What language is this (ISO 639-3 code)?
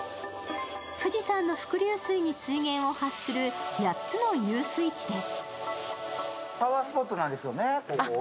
jpn